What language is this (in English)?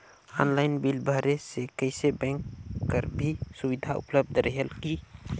Chhattisgarhi